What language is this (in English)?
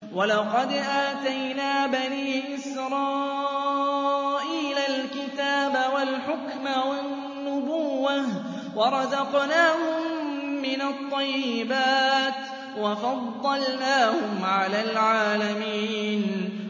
Arabic